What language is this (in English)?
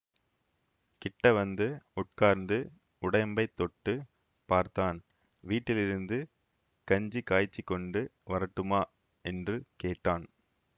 Tamil